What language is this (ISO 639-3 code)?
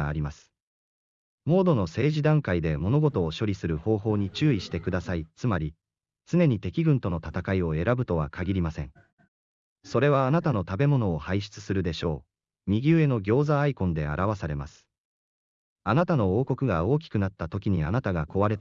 jpn